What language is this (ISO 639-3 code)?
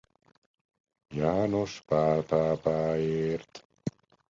hun